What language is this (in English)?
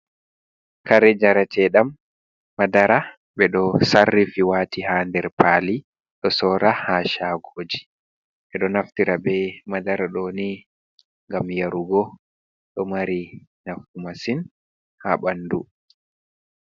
Fula